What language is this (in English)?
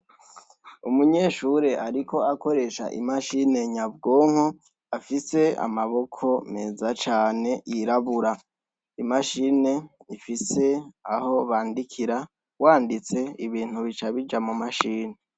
Rundi